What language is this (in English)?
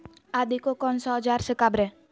Magahi